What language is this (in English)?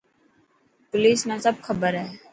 Dhatki